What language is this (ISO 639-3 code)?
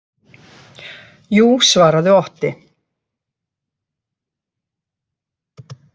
isl